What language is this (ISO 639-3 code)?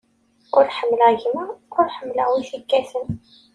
kab